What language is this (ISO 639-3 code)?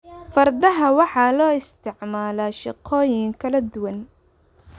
som